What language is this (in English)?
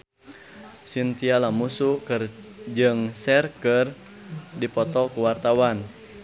Sundanese